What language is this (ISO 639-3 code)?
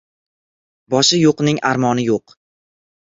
uzb